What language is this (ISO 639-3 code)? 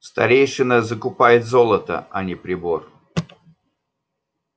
rus